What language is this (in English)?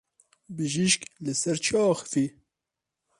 Kurdish